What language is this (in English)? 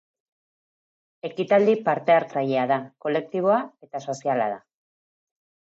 Basque